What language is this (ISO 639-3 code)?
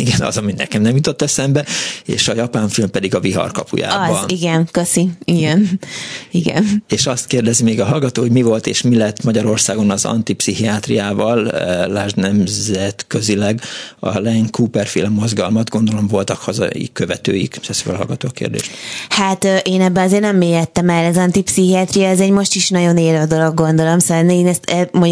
hun